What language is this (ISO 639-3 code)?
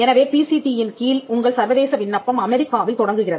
tam